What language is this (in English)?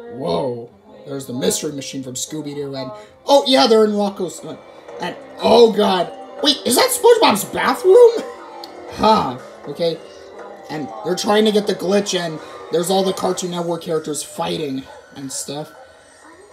English